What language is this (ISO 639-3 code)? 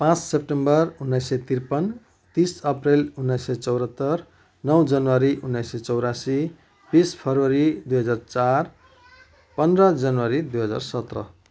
nep